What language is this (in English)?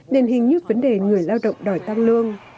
Vietnamese